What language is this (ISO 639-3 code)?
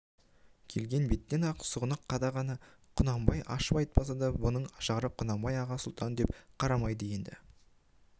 kaz